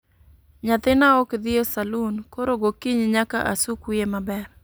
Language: Luo (Kenya and Tanzania)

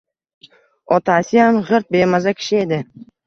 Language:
Uzbek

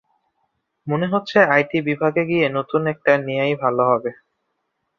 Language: Bangla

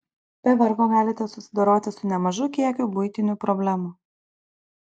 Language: Lithuanian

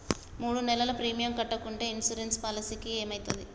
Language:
Telugu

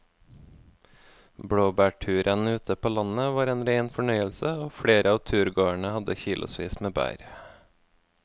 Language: Norwegian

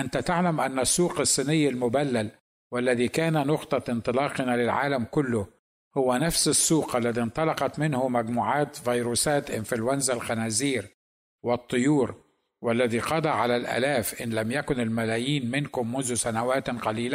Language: Arabic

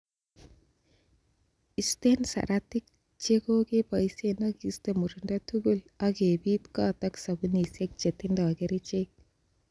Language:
Kalenjin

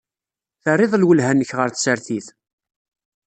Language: Kabyle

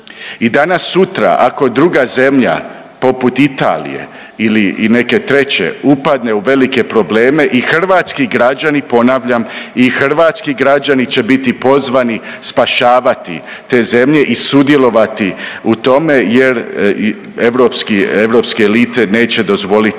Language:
Croatian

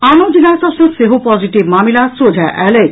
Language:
Maithili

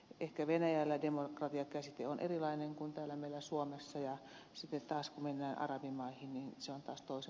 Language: Finnish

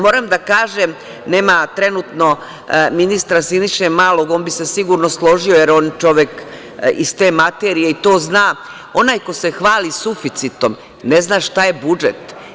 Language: Serbian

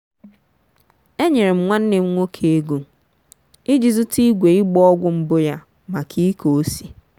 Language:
Igbo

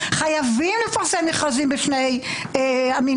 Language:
Hebrew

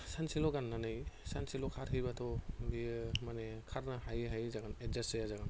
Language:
Bodo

